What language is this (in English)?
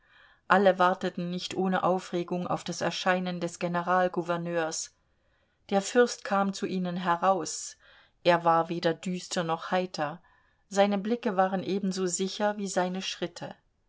German